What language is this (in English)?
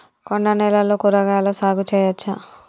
Telugu